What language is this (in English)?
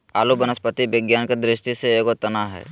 Magahi